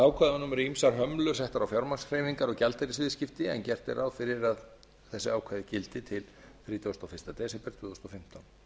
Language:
Icelandic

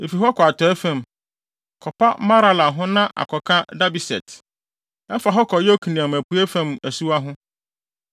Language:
Akan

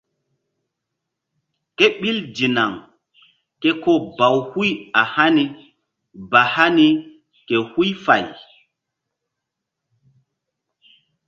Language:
Mbum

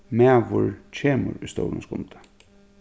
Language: Faroese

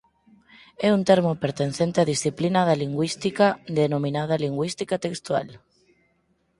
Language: Galician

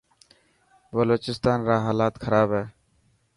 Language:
Dhatki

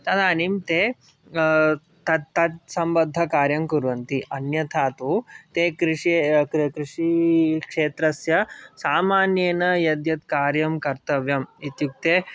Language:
Sanskrit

